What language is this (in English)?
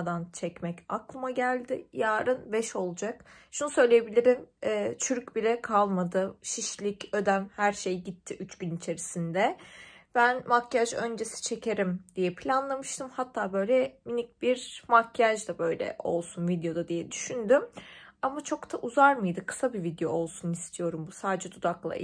Turkish